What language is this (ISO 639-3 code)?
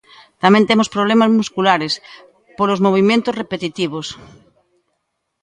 glg